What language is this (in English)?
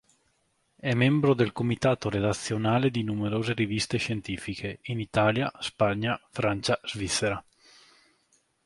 Italian